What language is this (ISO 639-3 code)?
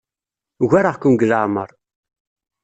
kab